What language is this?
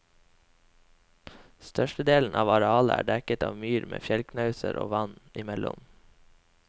Norwegian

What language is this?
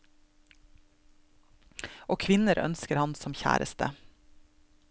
Norwegian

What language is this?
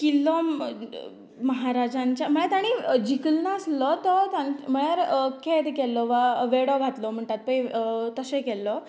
Konkani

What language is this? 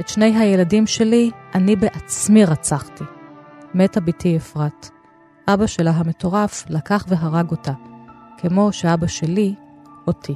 Hebrew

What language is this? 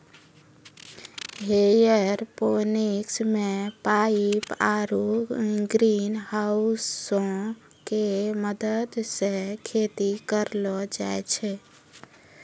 Maithili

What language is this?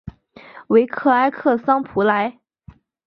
Chinese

